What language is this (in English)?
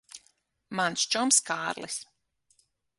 Latvian